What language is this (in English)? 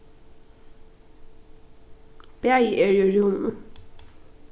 Faroese